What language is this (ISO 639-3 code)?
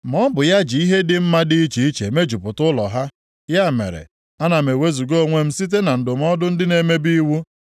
ibo